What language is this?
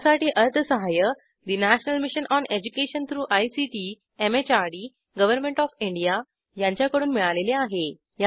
Marathi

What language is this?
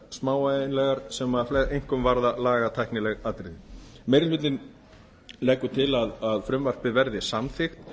Icelandic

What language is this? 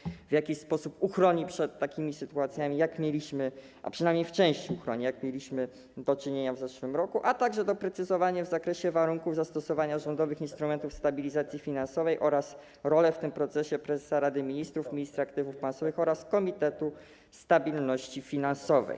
Polish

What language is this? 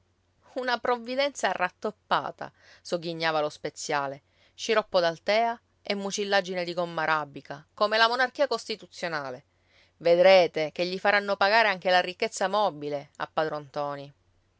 Italian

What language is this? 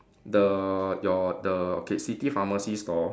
English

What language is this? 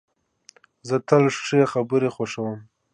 Pashto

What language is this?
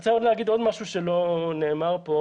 Hebrew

